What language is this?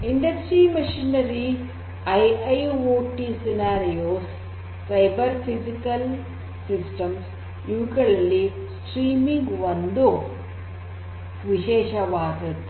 Kannada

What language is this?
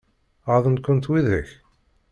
Kabyle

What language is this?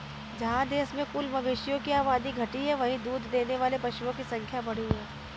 Hindi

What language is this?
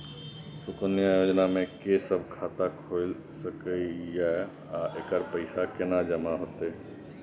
Maithili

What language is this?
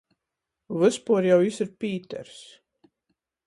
Latgalian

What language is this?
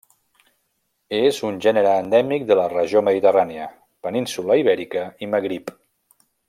Catalan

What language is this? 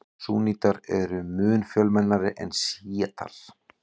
Icelandic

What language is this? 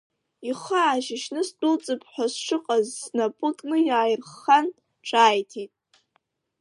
Abkhazian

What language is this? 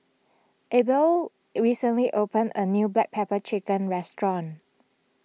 English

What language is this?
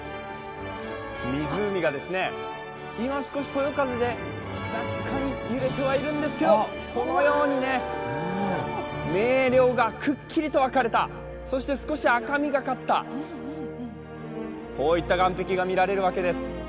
Japanese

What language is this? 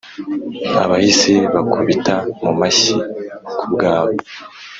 Kinyarwanda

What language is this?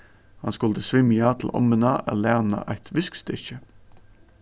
Faroese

